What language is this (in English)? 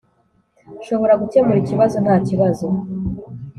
Kinyarwanda